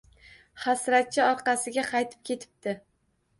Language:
Uzbek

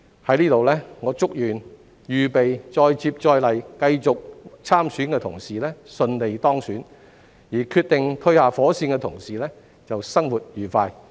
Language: Cantonese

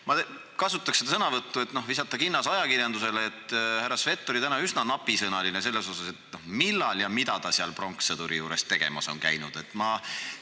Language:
Estonian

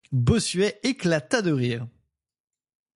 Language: French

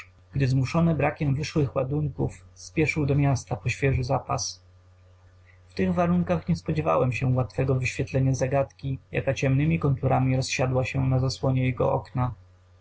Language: Polish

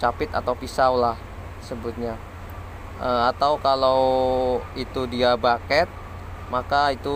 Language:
Indonesian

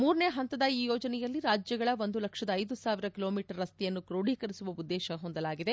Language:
Kannada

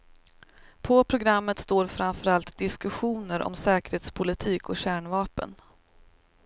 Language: Swedish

